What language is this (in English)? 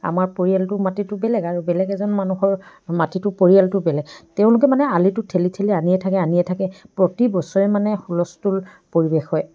Assamese